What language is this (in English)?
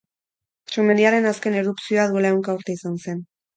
Basque